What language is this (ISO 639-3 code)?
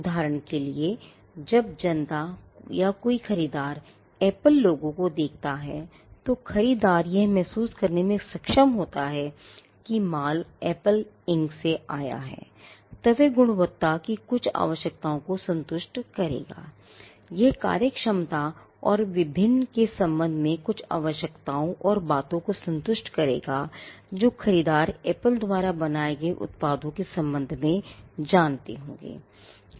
hin